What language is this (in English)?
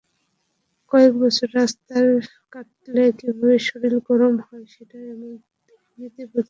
Bangla